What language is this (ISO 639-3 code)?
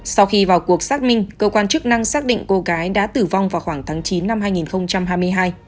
vie